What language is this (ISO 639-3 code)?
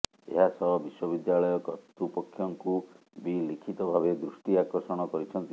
ori